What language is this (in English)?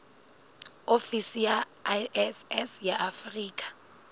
Southern Sotho